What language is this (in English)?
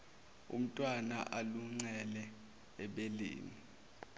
Zulu